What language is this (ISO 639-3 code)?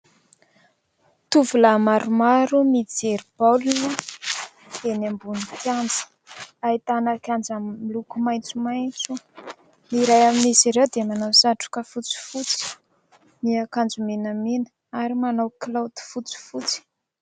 mlg